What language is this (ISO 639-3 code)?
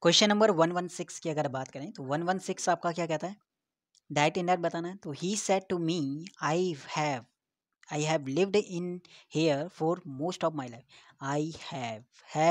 hin